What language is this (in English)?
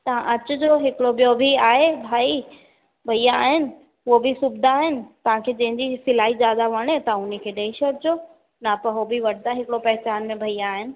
Sindhi